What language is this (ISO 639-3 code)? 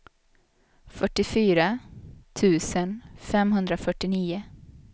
swe